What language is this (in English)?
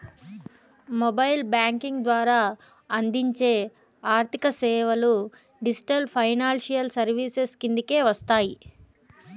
Telugu